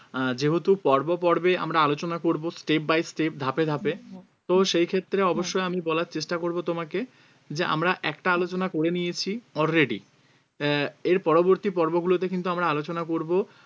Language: Bangla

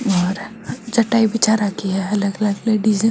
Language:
Marwari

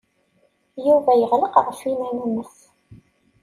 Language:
Kabyle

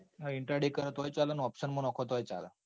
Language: Gujarati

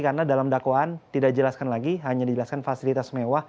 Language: Indonesian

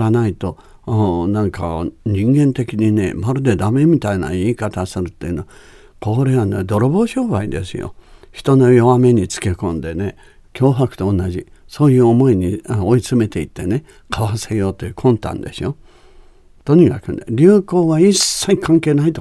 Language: Japanese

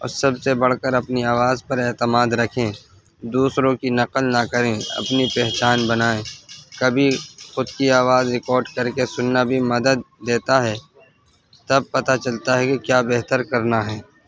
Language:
Urdu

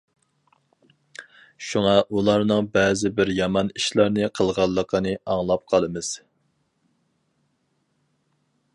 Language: Uyghur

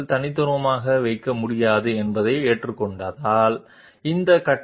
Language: Telugu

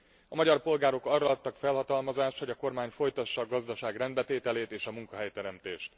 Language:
Hungarian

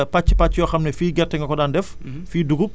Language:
Wolof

